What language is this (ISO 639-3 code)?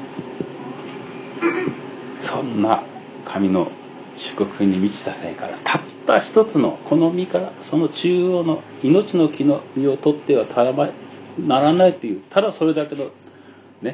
jpn